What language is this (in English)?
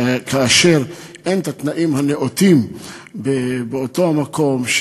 Hebrew